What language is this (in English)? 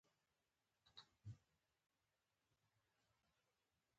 Pashto